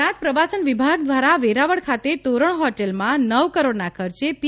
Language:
Gujarati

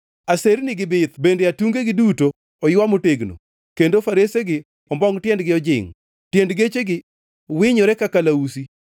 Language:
Luo (Kenya and Tanzania)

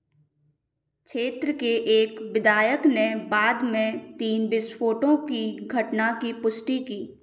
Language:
Hindi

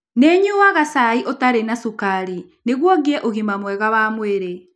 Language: Kikuyu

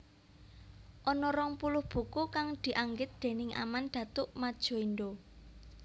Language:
Javanese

